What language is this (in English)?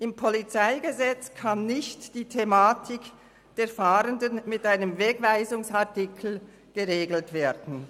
Swiss German